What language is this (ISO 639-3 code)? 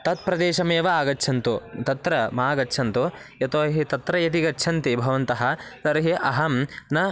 san